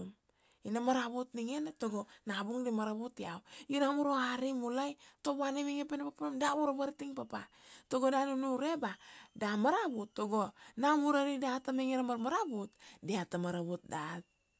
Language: Kuanua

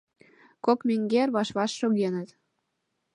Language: Mari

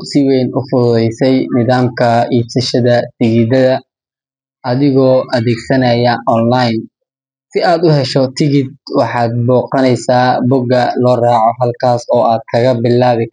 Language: Somali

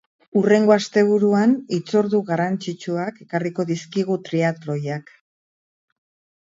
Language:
Basque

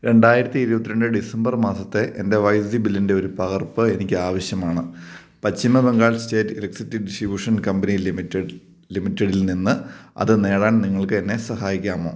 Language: Malayalam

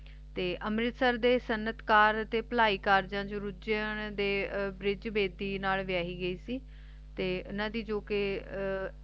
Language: Punjabi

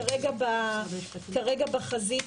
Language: Hebrew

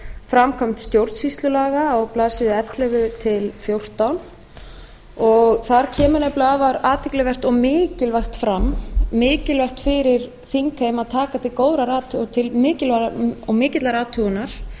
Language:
Icelandic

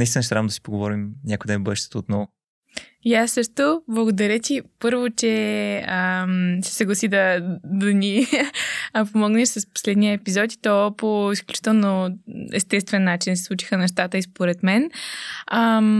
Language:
Bulgarian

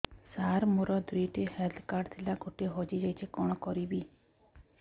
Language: Odia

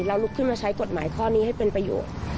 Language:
Thai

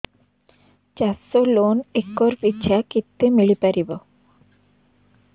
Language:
Odia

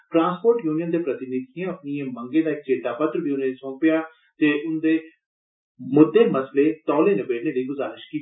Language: Dogri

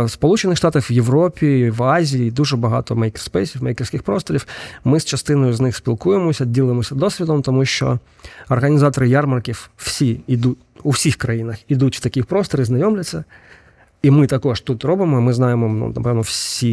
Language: Ukrainian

